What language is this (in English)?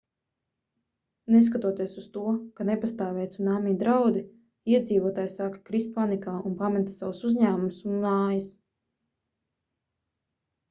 Latvian